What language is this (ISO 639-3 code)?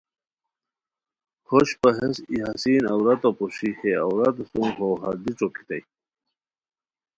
khw